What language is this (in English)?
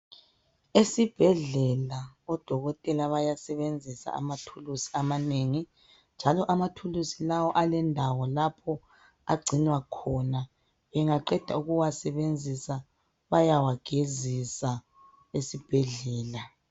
North Ndebele